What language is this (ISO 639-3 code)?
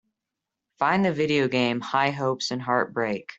eng